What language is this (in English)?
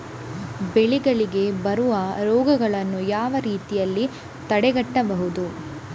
Kannada